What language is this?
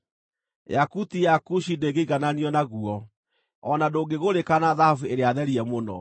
Kikuyu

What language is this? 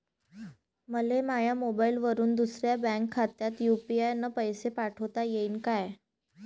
Marathi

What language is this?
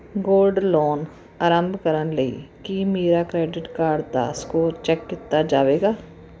Punjabi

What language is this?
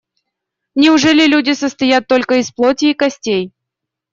Russian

